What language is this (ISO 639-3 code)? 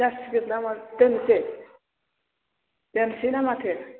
brx